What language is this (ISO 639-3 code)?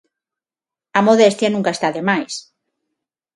glg